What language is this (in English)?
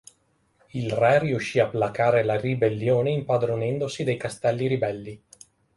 Italian